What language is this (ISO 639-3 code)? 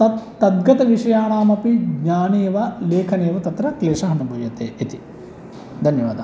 san